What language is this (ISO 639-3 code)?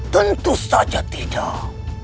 ind